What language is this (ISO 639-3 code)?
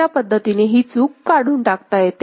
mar